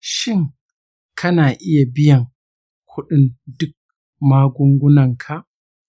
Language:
Hausa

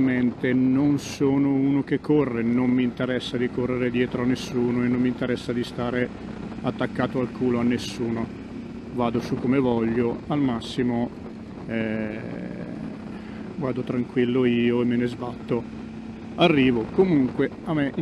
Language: Italian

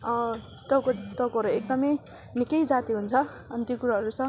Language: Nepali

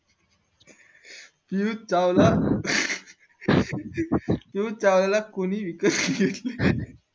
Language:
Marathi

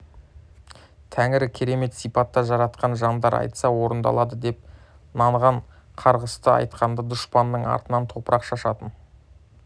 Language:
Kazakh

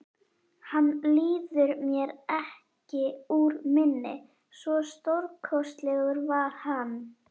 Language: Icelandic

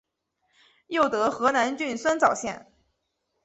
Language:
Chinese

